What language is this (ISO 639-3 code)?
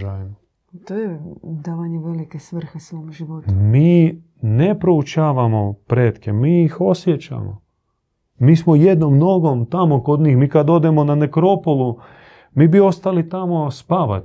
hrv